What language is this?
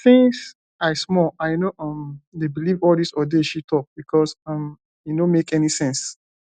Nigerian Pidgin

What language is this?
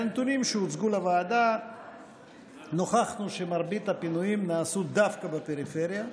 Hebrew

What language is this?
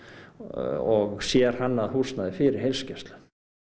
Icelandic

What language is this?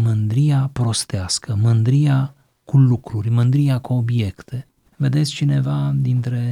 Romanian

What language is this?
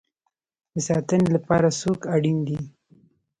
Pashto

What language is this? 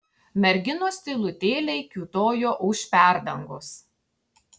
Lithuanian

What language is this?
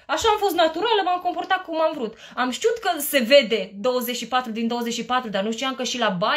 Romanian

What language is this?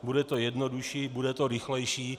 Czech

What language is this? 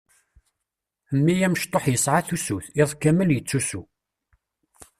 Kabyle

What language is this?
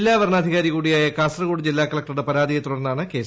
Malayalam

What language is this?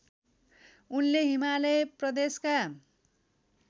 Nepali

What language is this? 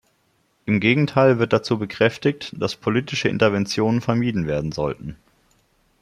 German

